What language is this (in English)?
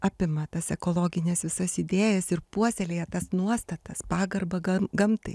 Lithuanian